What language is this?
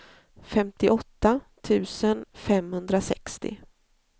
Swedish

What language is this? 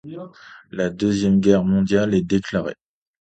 French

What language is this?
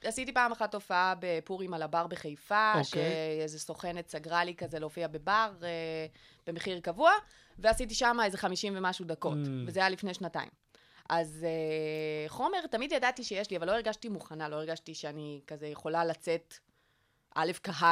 Hebrew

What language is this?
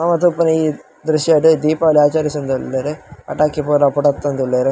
Tulu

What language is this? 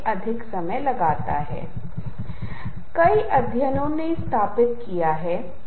Hindi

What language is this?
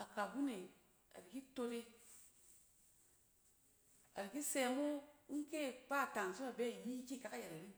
Cen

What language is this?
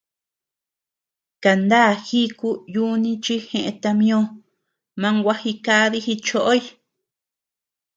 Tepeuxila Cuicatec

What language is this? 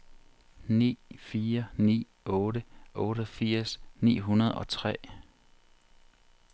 Danish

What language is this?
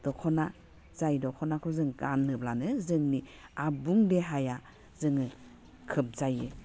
Bodo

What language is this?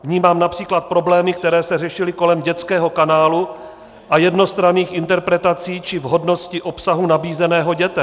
Czech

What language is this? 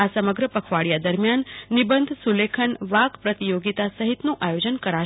Gujarati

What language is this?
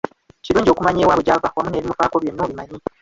Ganda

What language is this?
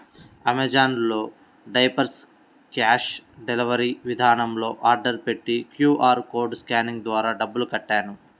Telugu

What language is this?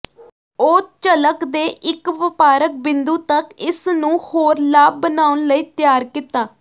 Punjabi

